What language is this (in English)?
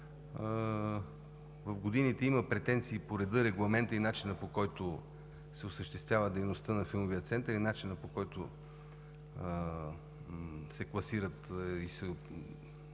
Bulgarian